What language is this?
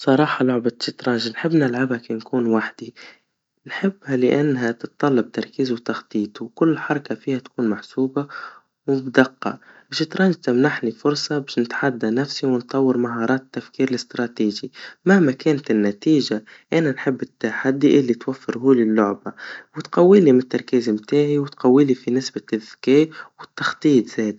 Tunisian Arabic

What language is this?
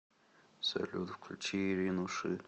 Russian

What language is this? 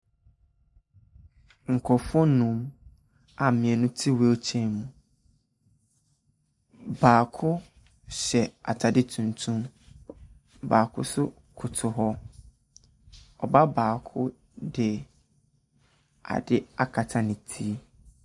Akan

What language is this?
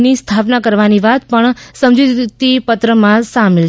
Gujarati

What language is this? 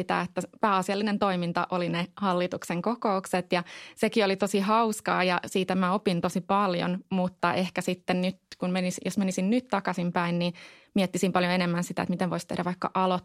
Finnish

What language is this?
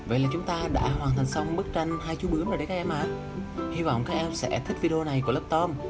Vietnamese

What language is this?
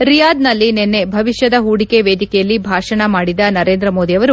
Kannada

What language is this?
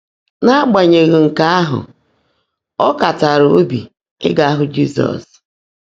Igbo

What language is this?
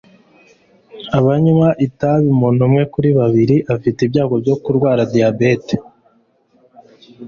Kinyarwanda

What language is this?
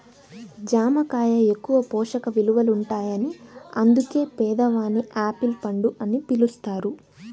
Telugu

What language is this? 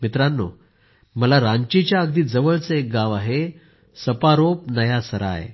Marathi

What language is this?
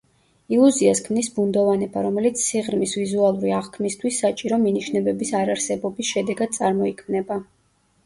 Georgian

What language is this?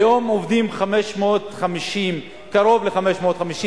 Hebrew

